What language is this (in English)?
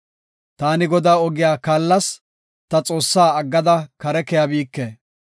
Gofa